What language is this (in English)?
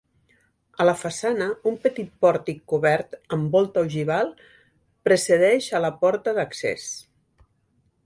Catalan